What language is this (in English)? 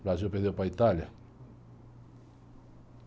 Portuguese